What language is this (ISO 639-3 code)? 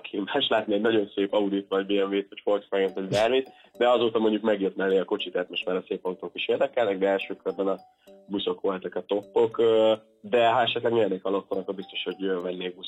hun